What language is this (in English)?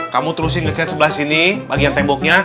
Indonesian